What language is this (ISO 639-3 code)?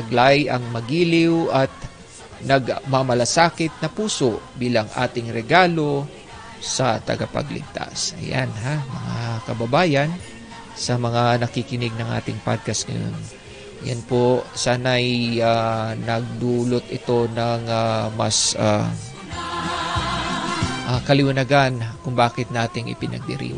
fil